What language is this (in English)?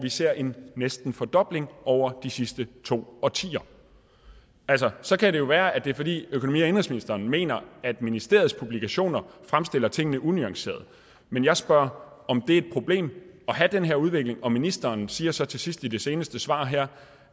Danish